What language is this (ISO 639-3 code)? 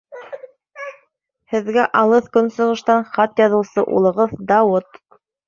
bak